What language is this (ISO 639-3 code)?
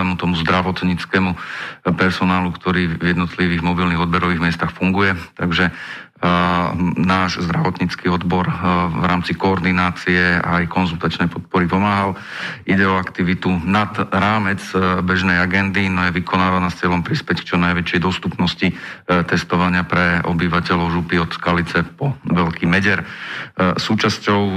slk